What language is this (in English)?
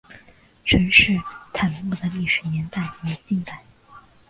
Chinese